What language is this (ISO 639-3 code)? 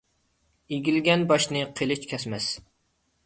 uig